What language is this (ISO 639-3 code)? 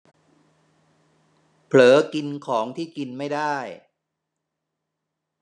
tha